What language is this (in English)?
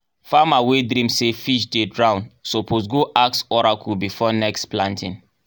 Nigerian Pidgin